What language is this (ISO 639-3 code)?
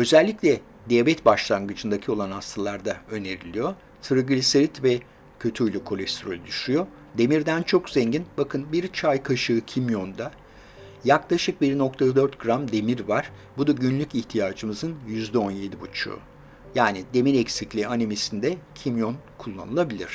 tur